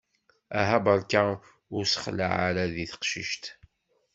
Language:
Kabyle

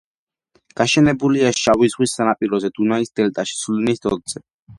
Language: Georgian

